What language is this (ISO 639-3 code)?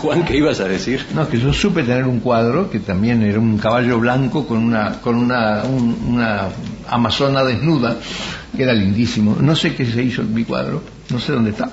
spa